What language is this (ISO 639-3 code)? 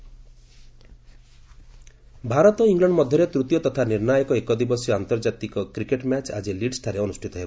ori